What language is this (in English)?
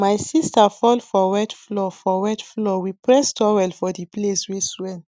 Nigerian Pidgin